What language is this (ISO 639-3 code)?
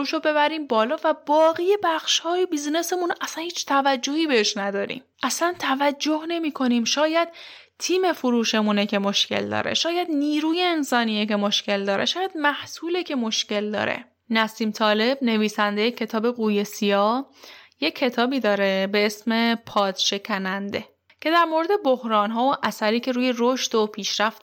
fas